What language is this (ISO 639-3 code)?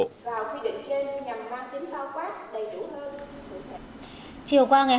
vie